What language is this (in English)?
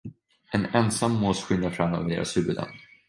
Swedish